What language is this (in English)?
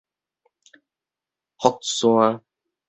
Min Nan Chinese